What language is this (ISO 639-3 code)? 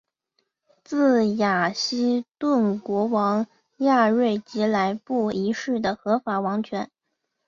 zho